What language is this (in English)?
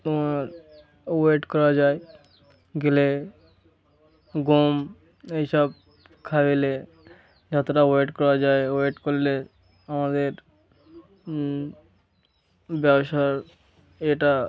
Bangla